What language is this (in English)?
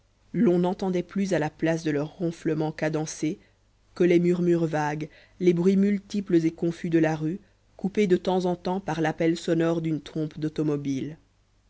French